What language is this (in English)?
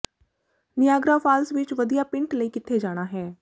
Punjabi